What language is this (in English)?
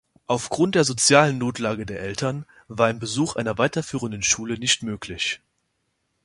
German